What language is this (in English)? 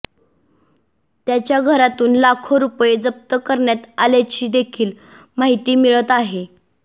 Marathi